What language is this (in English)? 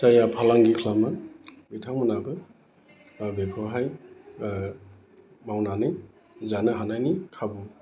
Bodo